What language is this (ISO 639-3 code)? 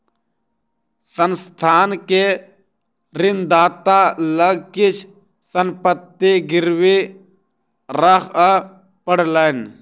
mai